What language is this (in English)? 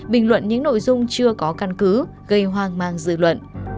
Vietnamese